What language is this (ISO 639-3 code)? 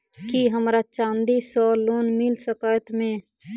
mai